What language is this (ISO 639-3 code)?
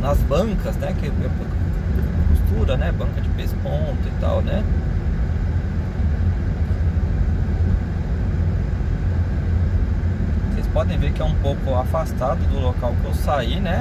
por